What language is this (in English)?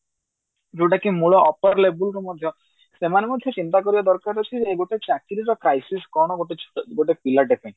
Odia